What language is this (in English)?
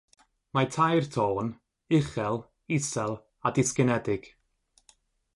Welsh